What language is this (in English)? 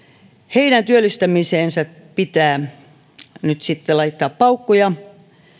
Finnish